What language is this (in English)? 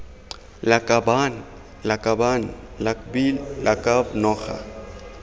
Tswana